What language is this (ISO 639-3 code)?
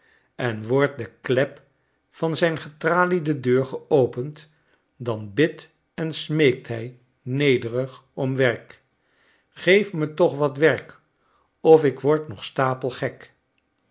nld